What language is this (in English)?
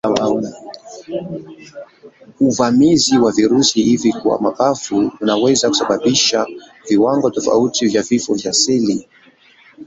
Swahili